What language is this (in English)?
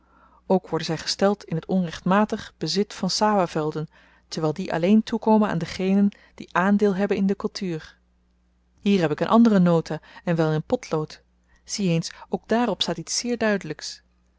Dutch